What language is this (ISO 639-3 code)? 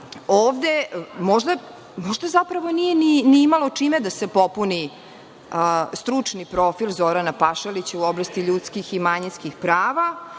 srp